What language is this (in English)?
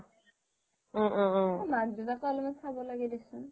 Assamese